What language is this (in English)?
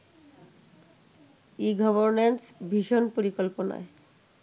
Bangla